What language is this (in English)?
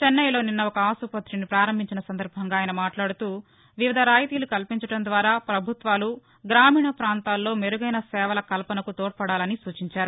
Telugu